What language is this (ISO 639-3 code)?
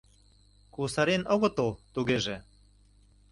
chm